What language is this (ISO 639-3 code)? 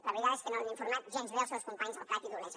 cat